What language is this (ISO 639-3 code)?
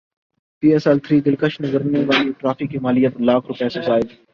urd